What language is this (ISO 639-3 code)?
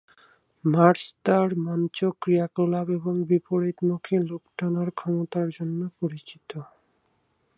ben